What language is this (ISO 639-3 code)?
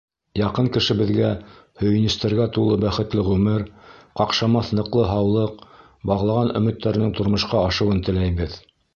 bak